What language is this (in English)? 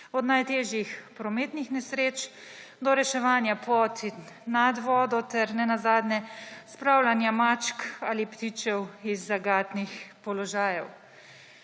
Slovenian